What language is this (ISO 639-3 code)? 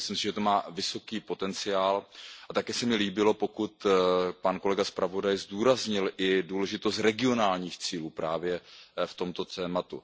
ces